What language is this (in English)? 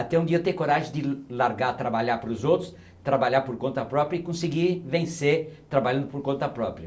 Portuguese